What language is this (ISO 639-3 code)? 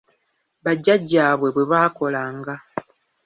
lug